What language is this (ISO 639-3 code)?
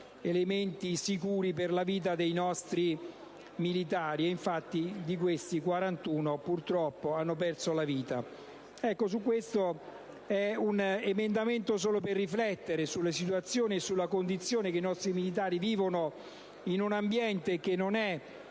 ita